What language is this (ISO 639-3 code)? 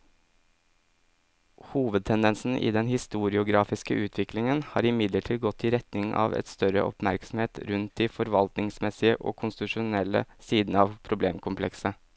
nor